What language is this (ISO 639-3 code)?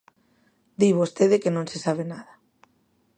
glg